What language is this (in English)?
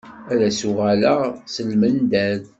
Kabyle